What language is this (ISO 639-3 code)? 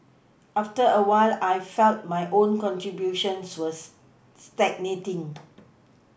eng